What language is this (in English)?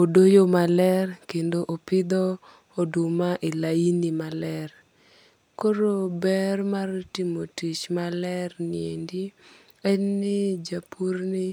Luo (Kenya and Tanzania)